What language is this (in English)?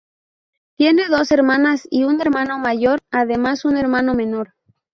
Spanish